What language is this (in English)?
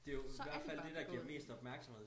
Danish